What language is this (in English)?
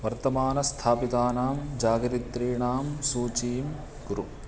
Sanskrit